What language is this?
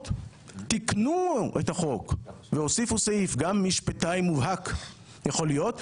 Hebrew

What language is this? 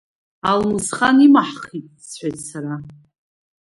Abkhazian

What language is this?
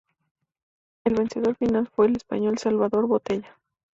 Spanish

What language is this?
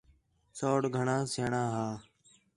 Khetrani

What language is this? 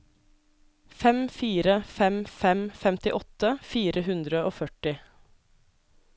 Norwegian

